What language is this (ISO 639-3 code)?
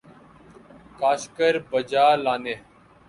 urd